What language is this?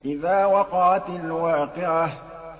Arabic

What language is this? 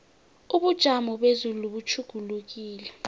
South Ndebele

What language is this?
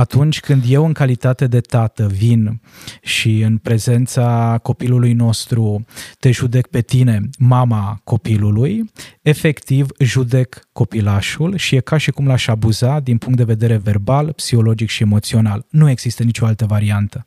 Romanian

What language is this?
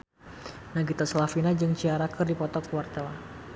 Sundanese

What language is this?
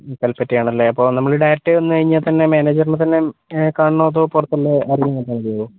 Malayalam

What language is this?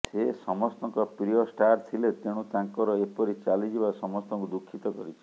Odia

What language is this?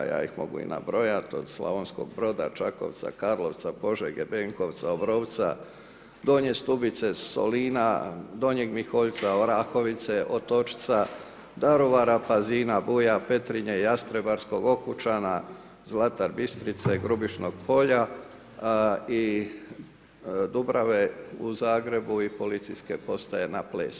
Croatian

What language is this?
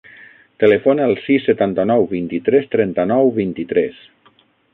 Catalan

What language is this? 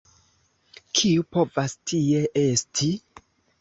Esperanto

